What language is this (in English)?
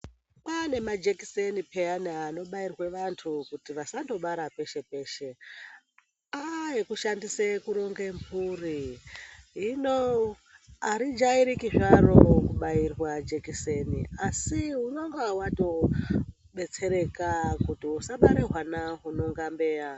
Ndau